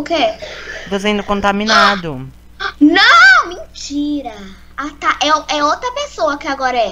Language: Portuguese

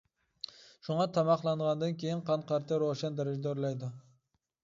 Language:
Uyghur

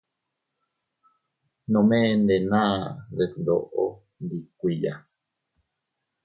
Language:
Teutila Cuicatec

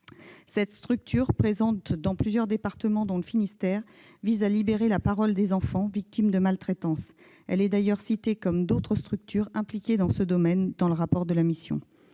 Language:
French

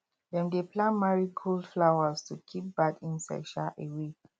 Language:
Nigerian Pidgin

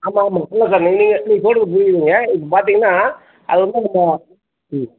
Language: Tamil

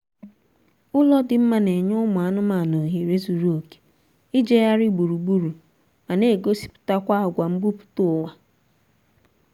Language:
Igbo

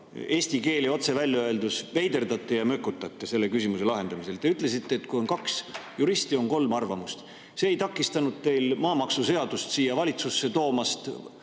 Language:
Estonian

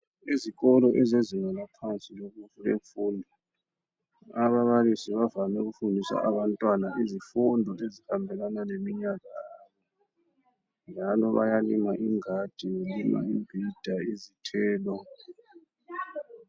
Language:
North Ndebele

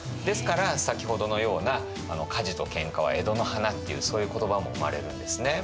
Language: Japanese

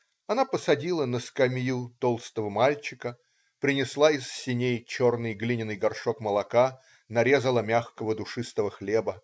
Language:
Russian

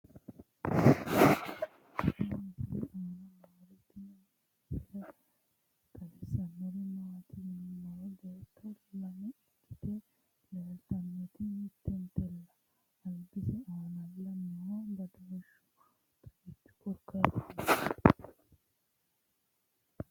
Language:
Sidamo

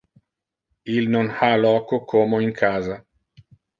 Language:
Interlingua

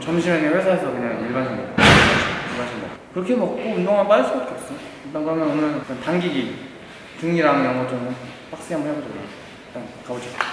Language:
Korean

